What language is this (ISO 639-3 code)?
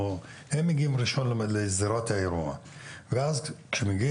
heb